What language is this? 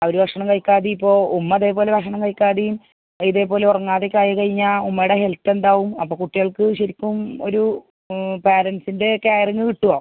Malayalam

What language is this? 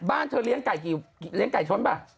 Thai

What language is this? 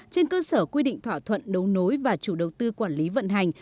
Vietnamese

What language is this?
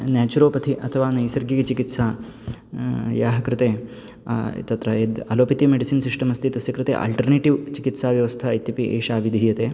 Sanskrit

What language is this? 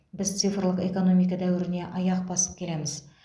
Kazakh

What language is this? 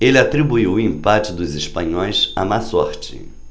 Portuguese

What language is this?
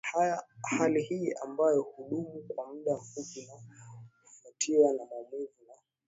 Swahili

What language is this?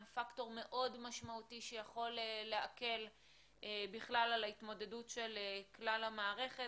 Hebrew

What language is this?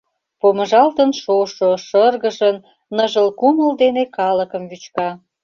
Mari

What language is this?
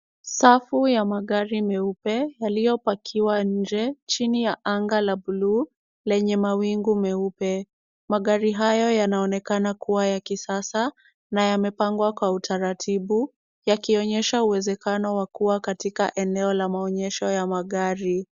Swahili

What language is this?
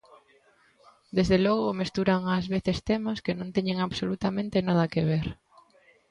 Galician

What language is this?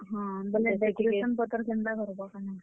Odia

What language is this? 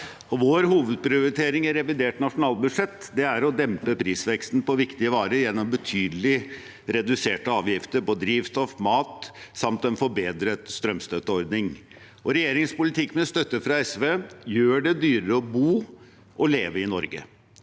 Norwegian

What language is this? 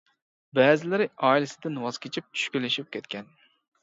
Uyghur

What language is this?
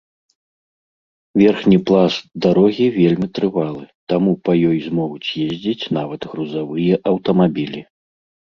Belarusian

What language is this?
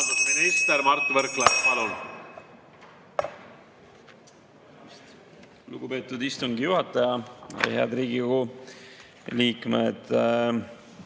Estonian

